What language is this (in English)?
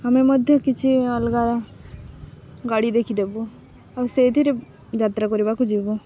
Odia